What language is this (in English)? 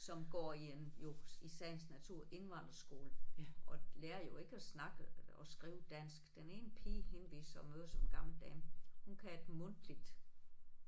Danish